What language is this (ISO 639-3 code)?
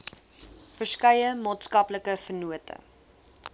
afr